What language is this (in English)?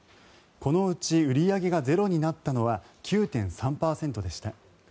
Japanese